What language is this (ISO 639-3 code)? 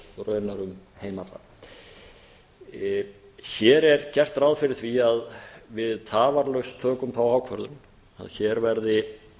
isl